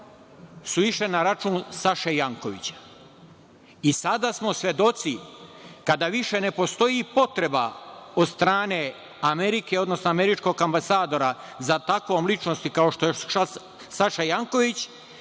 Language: Serbian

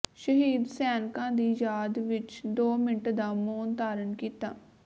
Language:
Punjabi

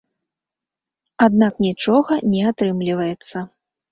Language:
Belarusian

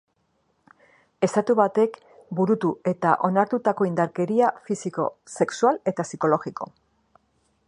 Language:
Basque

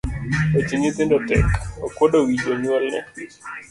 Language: Luo (Kenya and Tanzania)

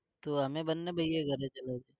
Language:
Gujarati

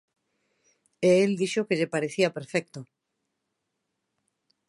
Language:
Galician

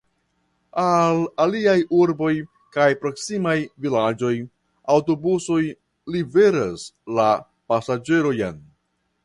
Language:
Esperanto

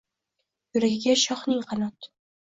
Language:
Uzbek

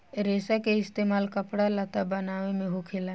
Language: Bhojpuri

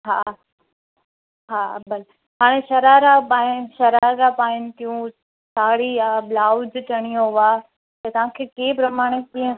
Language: Sindhi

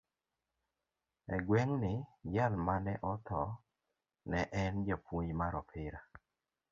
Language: Luo (Kenya and Tanzania)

